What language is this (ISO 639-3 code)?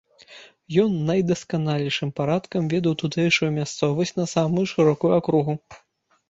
bel